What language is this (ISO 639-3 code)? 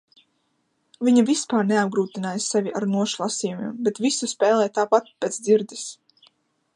lav